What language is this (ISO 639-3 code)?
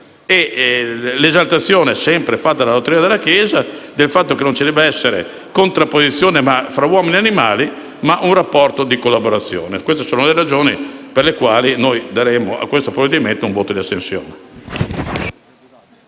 ita